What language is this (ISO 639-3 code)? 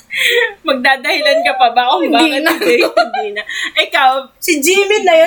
fil